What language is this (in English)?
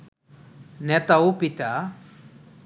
Bangla